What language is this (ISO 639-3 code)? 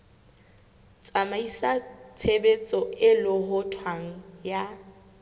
sot